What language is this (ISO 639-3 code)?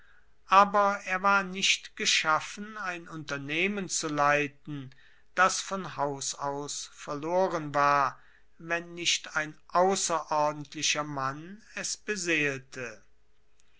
deu